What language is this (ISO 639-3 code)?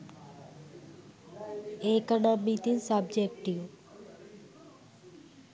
sin